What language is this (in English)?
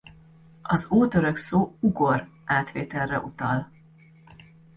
Hungarian